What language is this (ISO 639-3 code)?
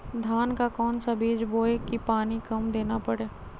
mag